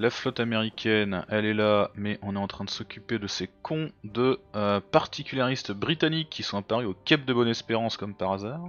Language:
French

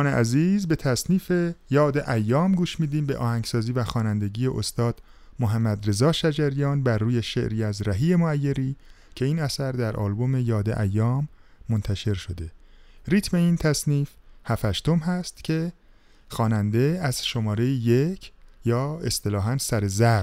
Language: Persian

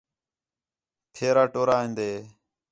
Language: Khetrani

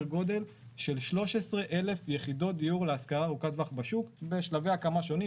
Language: Hebrew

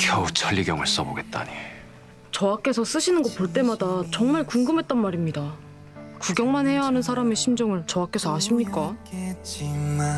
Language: Korean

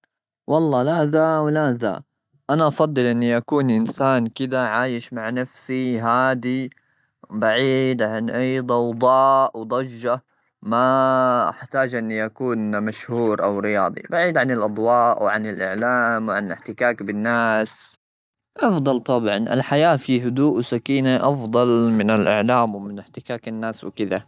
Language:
Gulf Arabic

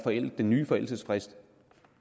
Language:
Danish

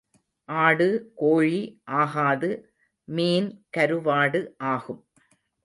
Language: Tamil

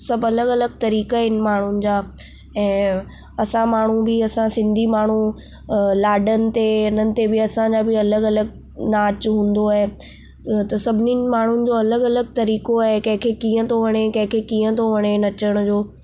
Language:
Sindhi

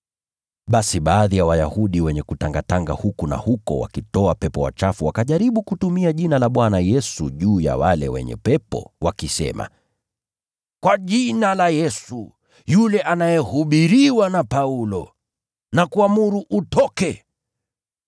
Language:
Swahili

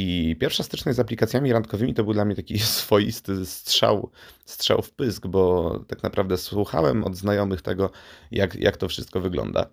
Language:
Polish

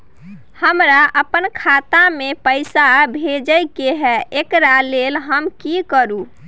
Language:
Maithili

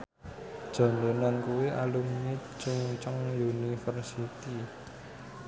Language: Javanese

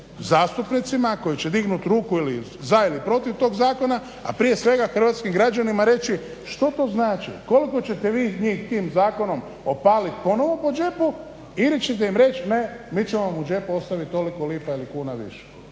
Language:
Croatian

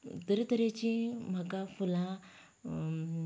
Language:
Konkani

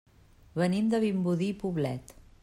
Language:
Catalan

